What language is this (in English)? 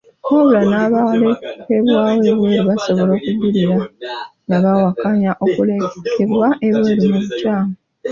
Ganda